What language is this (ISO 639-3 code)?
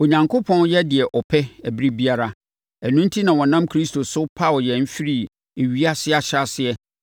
aka